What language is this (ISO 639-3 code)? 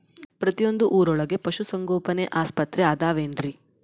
kan